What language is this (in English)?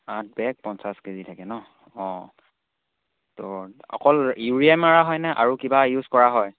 Assamese